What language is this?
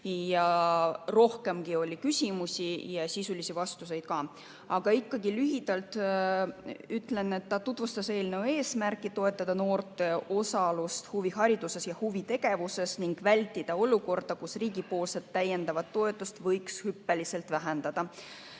Estonian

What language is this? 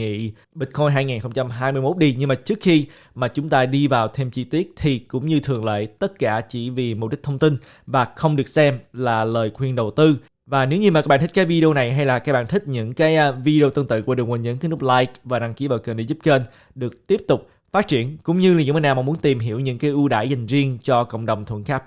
Vietnamese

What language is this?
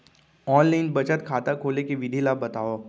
Chhattisgarhi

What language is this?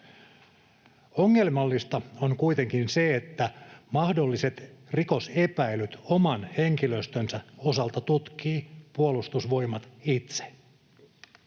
Finnish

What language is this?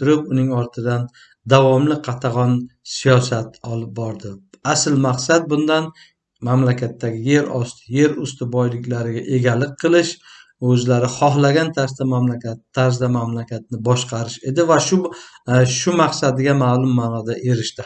Uzbek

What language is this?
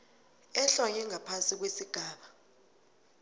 South Ndebele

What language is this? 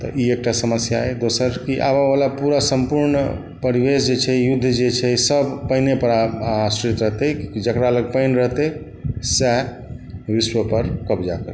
Maithili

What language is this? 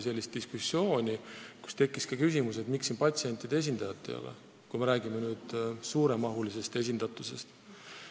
Estonian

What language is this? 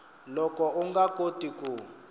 Tsonga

